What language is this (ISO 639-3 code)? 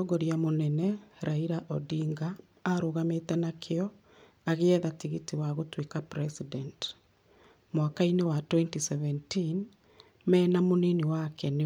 kik